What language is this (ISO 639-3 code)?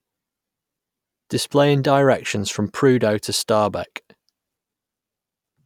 eng